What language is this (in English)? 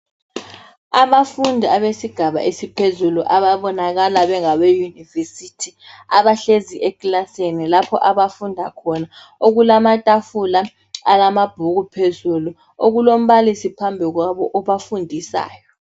North Ndebele